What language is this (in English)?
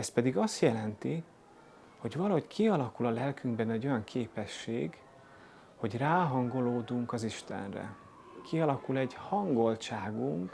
Hungarian